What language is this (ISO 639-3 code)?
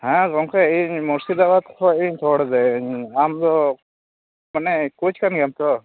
sat